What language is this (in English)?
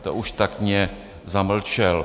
Czech